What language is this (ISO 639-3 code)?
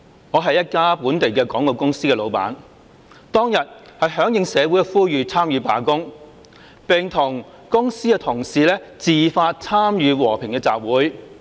yue